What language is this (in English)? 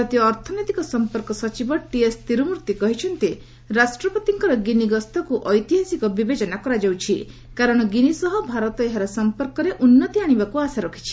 Odia